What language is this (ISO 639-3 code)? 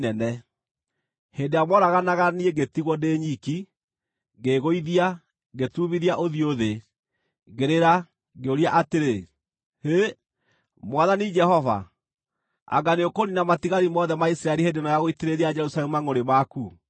kik